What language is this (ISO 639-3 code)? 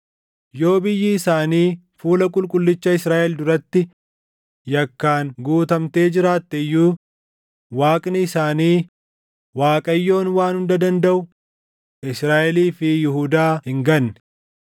orm